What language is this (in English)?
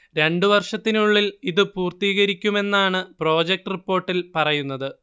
Malayalam